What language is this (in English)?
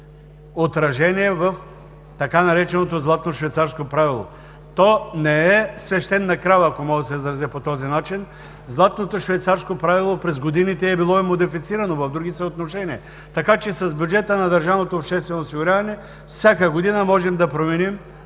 Bulgarian